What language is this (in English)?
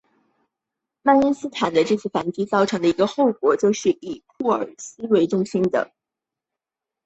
Chinese